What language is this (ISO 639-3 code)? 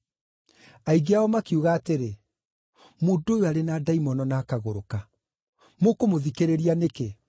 kik